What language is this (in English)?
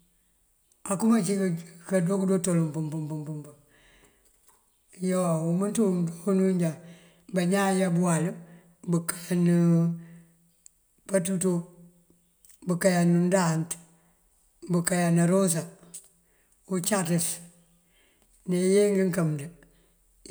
Mandjak